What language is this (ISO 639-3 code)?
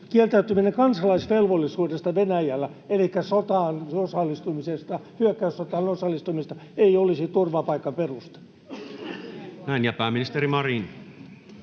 fin